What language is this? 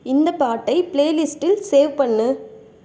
Tamil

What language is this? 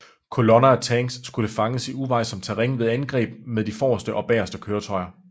Danish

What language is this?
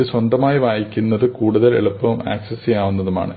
Malayalam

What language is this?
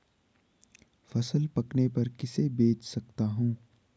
Hindi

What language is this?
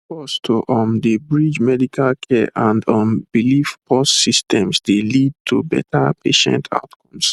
Nigerian Pidgin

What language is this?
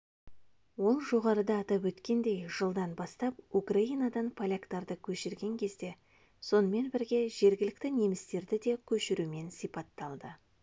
Kazakh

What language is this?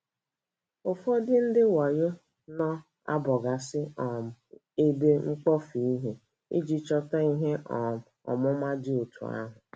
Igbo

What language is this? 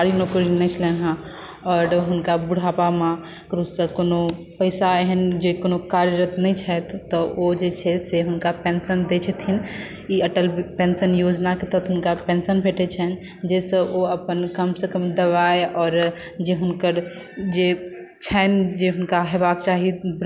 Maithili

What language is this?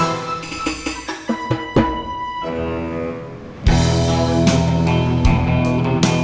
Indonesian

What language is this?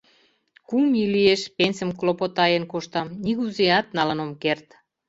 Mari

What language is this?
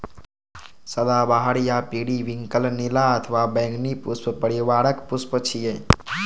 Maithili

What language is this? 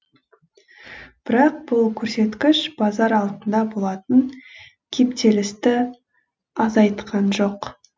Kazakh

